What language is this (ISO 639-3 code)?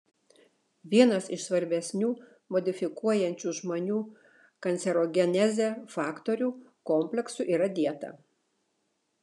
lit